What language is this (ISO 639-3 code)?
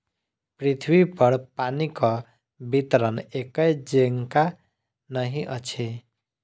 mai